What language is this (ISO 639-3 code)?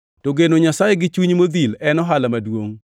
luo